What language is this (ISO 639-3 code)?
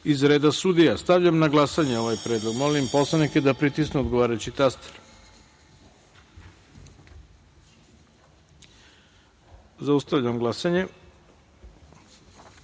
srp